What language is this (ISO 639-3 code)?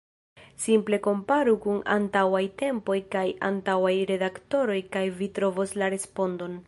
epo